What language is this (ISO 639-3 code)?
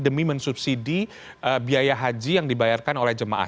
ind